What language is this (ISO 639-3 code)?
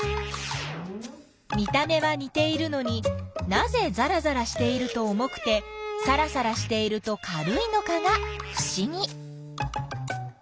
jpn